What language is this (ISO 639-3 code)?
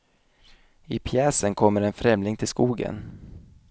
swe